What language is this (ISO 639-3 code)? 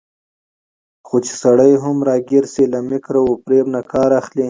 pus